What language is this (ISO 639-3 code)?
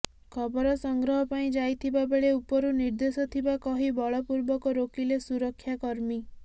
ori